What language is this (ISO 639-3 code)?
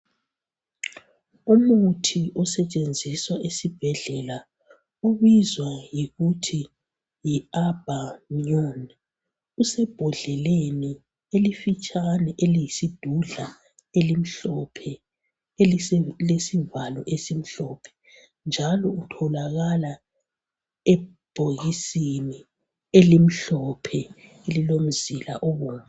nde